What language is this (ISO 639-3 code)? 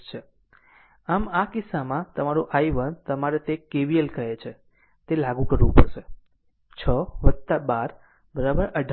guj